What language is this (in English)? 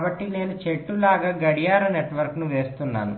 Telugu